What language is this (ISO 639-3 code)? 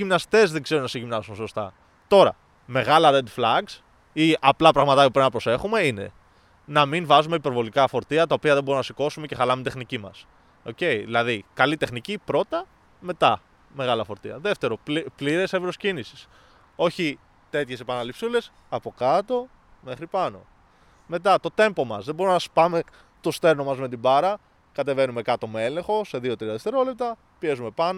ell